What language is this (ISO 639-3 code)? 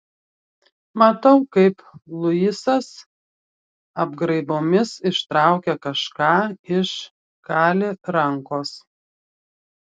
lit